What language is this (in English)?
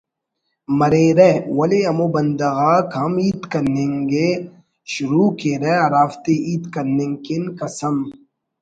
Brahui